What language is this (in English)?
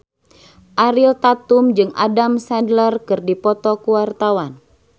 Sundanese